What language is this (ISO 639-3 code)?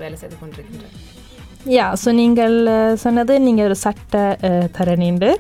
tam